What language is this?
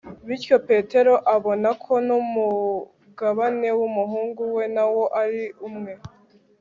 Kinyarwanda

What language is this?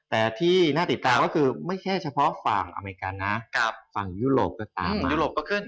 Thai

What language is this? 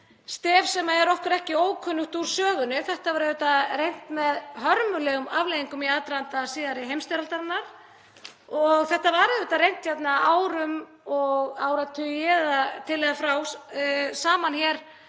Icelandic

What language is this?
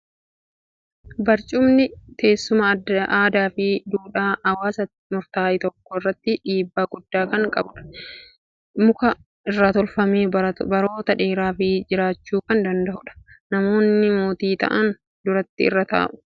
Oromo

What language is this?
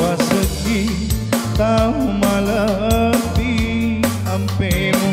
Indonesian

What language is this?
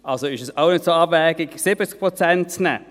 Swiss German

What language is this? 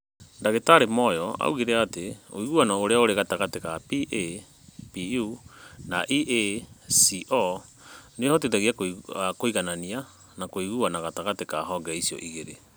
Kikuyu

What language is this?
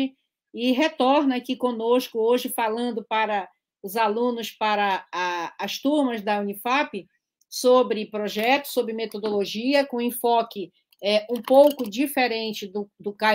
Portuguese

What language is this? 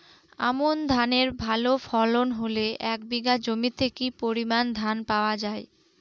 Bangla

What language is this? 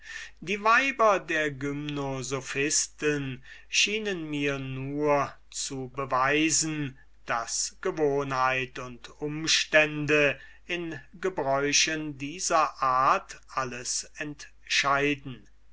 German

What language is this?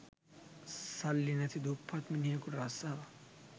Sinhala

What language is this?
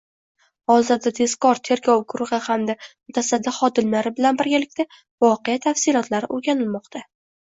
Uzbek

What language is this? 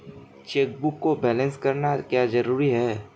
Hindi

